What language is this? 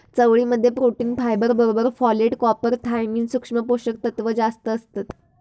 Marathi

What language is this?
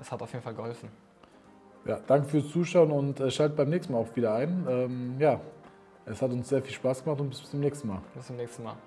German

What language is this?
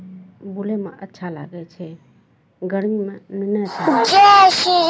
Maithili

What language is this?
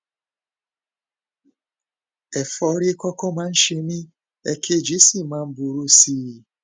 Yoruba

